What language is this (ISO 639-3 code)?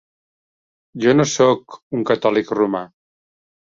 cat